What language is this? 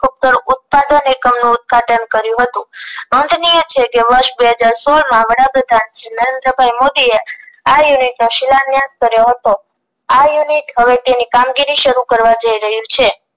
Gujarati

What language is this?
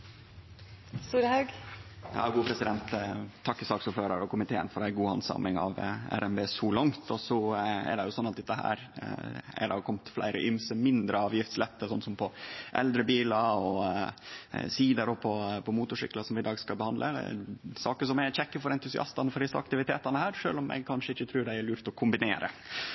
Norwegian Nynorsk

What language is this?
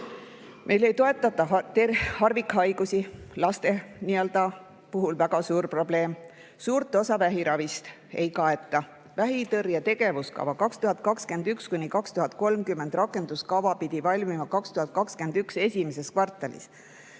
Estonian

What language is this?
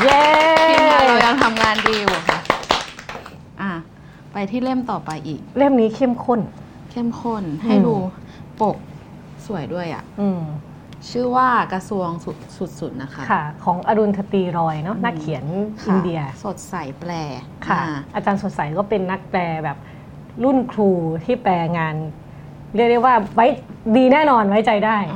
Thai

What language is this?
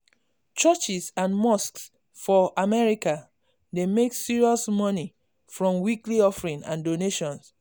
Nigerian Pidgin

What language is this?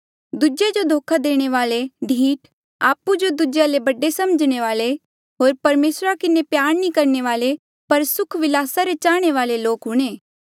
Mandeali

